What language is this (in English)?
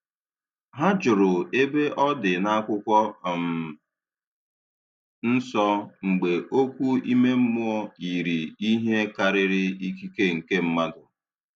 Igbo